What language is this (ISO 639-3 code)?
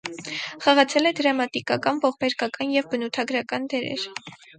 hye